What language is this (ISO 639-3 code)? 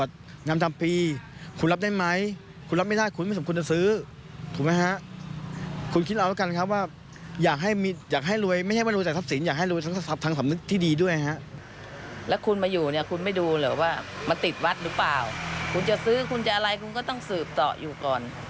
tha